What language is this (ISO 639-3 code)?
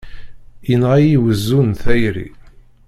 kab